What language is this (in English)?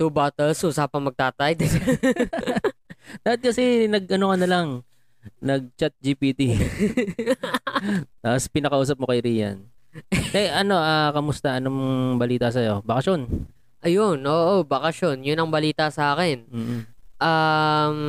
Filipino